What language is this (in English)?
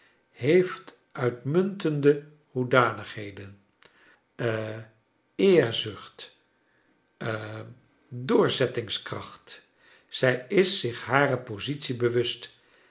Dutch